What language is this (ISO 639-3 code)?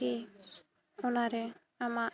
sat